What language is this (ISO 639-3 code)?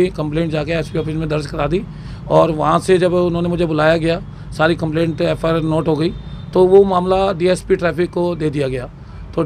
hin